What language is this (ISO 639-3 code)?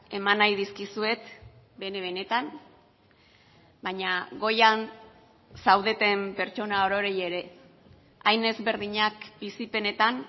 eus